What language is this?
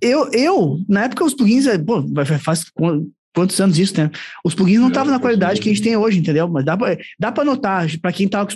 Portuguese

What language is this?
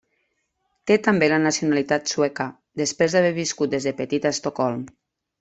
Catalan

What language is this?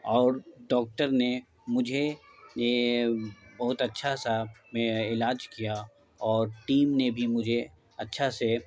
Urdu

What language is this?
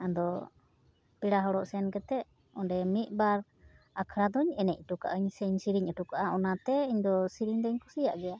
Santali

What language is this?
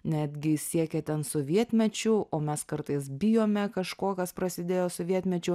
Lithuanian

